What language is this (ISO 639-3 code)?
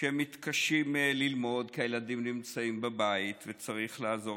heb